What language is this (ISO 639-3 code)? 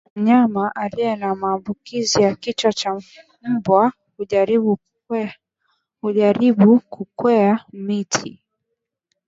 swa